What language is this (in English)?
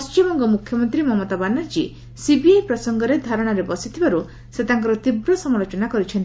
Odia